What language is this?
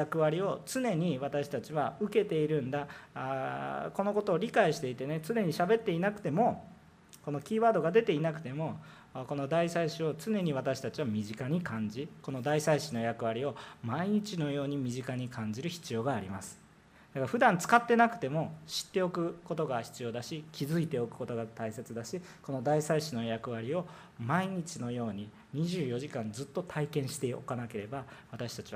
Japanese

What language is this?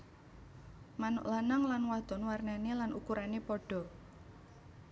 Javanese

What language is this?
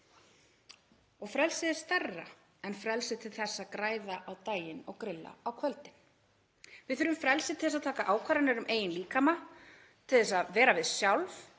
Icelandic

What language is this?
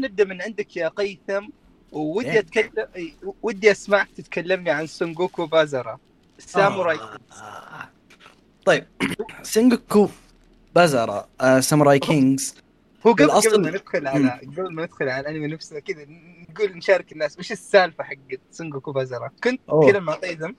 Arabic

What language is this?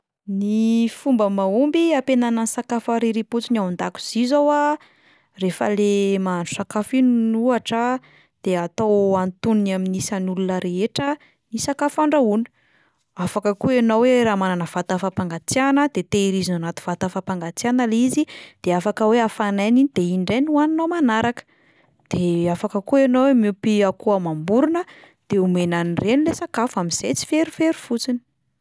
Malagasy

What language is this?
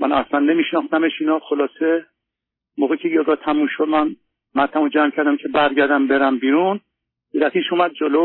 Persian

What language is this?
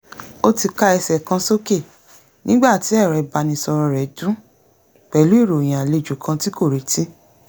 Yoruba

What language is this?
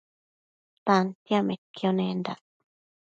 Matsés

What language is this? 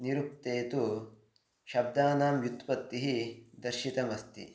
Sanskrit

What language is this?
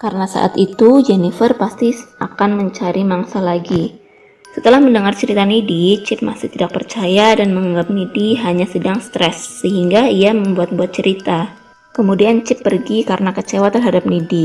Indonesian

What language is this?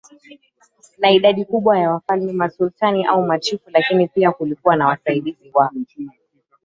Swahili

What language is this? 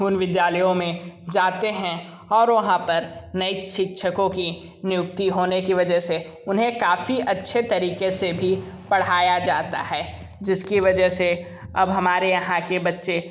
Hindi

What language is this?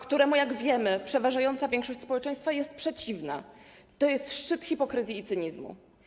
Polish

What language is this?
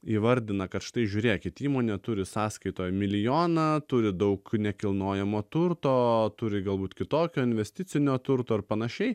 Lithuanian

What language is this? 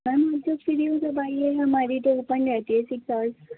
Urdu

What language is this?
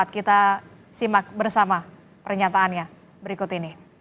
Indonesian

